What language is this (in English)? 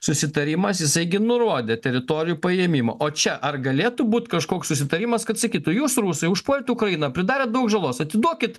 Lithuanian